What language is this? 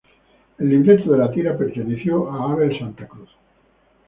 Spanish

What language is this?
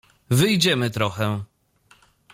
Polish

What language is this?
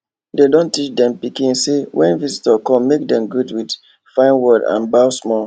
Nigerian Pidgin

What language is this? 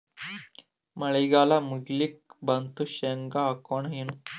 Kannada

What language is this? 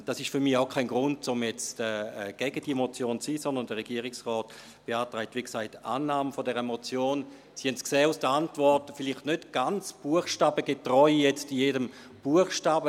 Swiss German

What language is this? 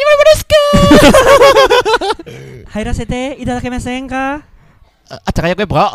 Indonesian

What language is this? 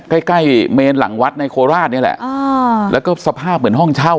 Thai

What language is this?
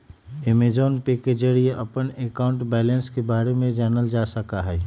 Magahi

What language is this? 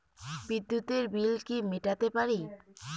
Bangla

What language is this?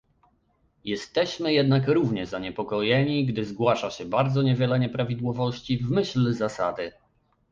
Polish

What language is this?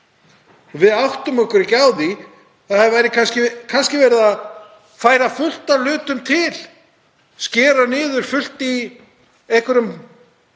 Icelandic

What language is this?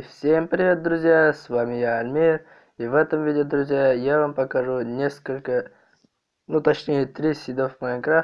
Russian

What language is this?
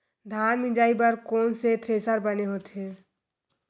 Chhattisgarhi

